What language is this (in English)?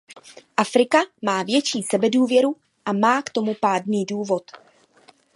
Czech